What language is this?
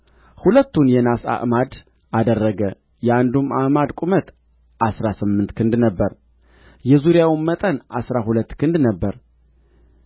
Amharic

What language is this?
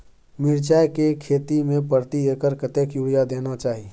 Maithili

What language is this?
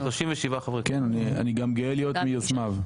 Hebrew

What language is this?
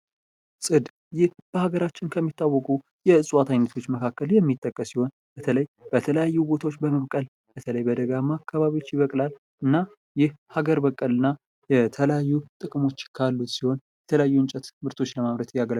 Amharic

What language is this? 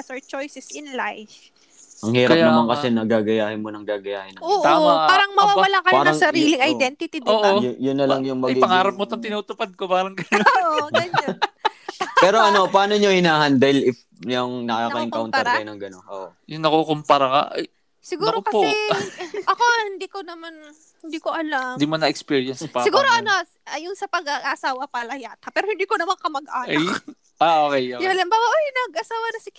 Filipino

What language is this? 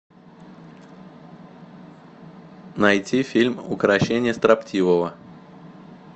Russian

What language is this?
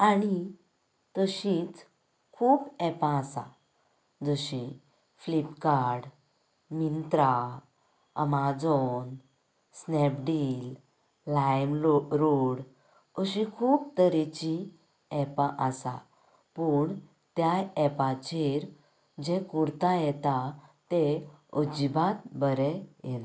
Konkani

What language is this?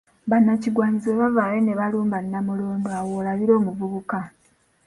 Ganda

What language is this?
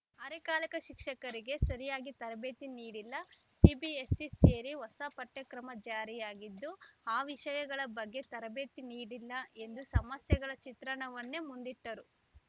Kannada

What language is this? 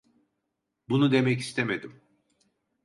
Turkish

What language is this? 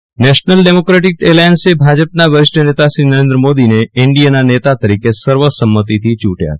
Gujarati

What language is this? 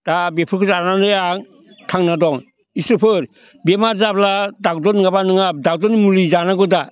Bodo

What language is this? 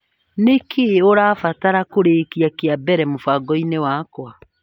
Kikuyu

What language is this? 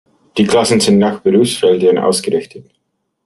German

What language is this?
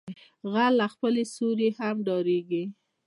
Pashto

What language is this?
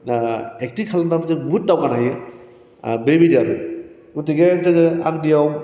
Bodo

